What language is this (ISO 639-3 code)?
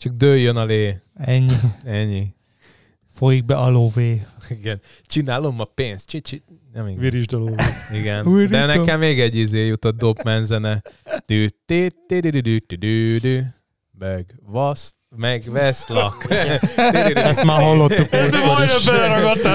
hun